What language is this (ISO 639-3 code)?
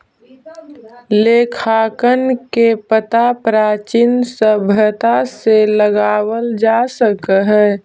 mag